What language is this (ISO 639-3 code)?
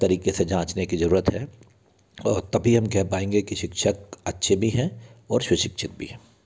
hin